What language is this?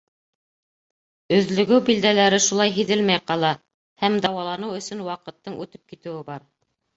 Bashkir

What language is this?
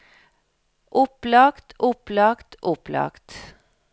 Norwegian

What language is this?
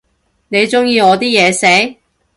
Cantonese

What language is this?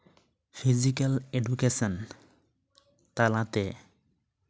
Santali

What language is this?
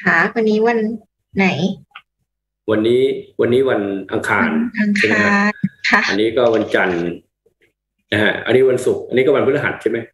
Thai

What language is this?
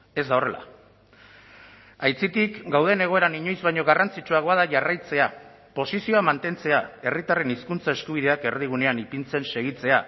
Basque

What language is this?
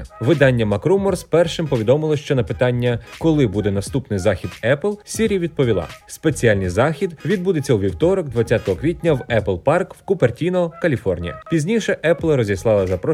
Ukrainian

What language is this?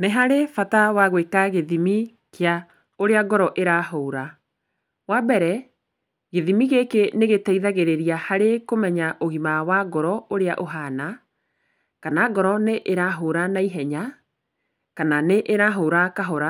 Kikuyu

